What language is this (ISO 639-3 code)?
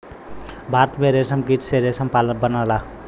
bho